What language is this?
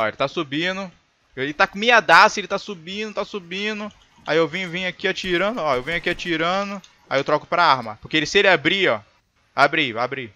Portuguese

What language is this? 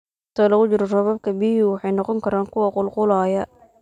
Somali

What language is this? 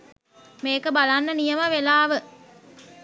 Sinhala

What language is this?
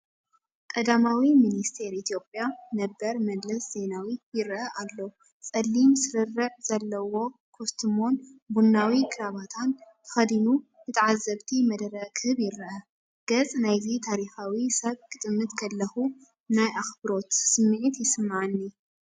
Tigrinya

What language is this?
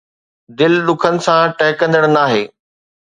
Sindhi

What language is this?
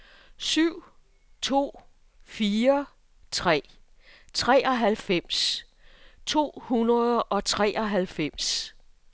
Danish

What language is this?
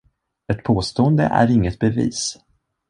Swedish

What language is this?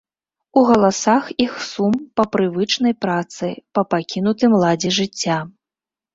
Belarusian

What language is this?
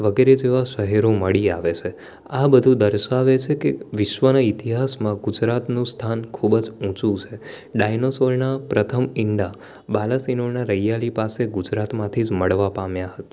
Gujarati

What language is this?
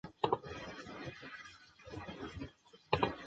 Chinese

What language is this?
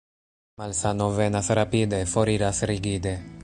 Esperanto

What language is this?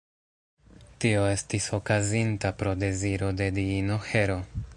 Esperanto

